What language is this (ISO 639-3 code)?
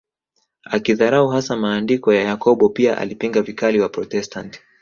swa